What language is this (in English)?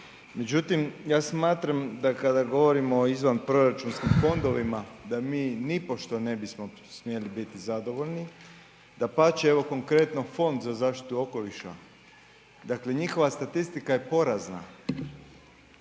Croatian